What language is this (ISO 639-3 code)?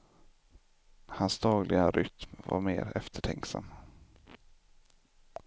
swe